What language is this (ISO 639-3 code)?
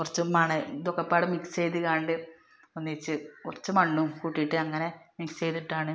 mal